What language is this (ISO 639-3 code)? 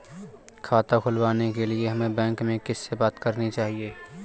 hin